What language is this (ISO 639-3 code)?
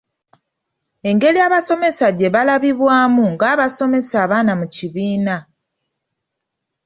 lug